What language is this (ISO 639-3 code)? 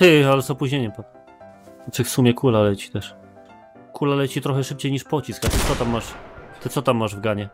pol